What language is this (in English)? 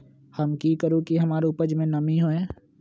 Magahi